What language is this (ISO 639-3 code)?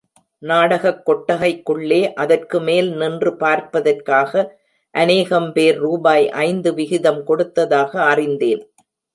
tam